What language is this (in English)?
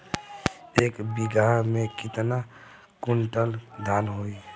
Bhojpuri